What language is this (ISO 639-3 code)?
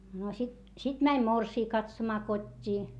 fin